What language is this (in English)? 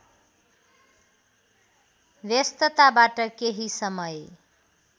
Nepali